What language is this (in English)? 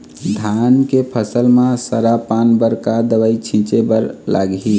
Chhattisgarhi